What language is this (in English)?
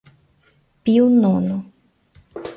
Portuguese